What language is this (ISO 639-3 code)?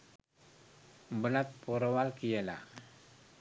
sin